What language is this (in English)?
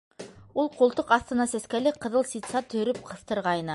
Bashkir